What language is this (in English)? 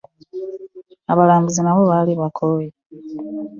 Ganda